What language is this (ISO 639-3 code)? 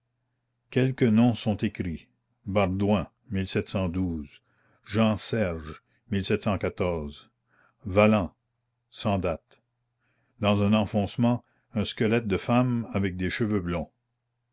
fra